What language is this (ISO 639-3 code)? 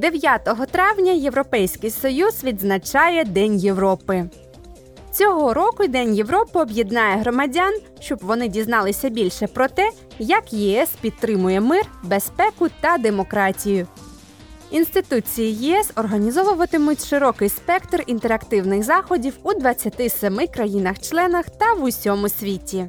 ukr